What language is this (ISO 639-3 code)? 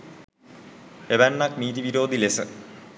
sin